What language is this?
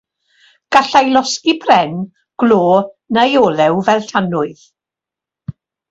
Welsh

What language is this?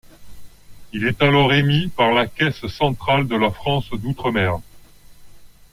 French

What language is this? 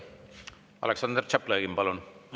Estonian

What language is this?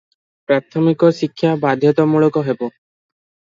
Odia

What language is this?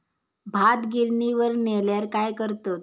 Marathi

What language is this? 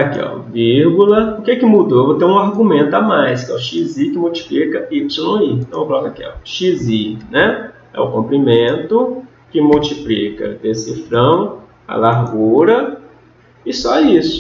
Portuguese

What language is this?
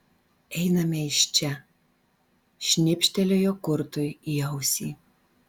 Lithuanian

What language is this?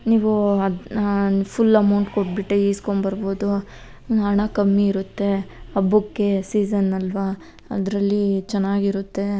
Kannada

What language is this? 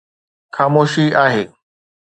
Sindhi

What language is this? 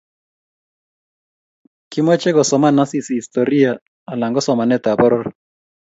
Kalenjin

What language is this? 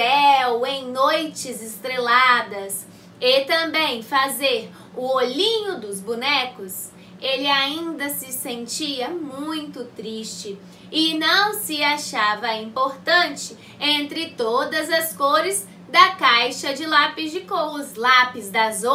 Portuguese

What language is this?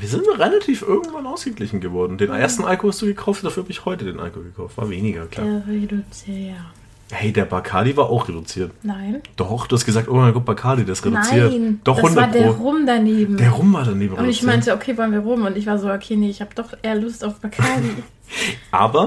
German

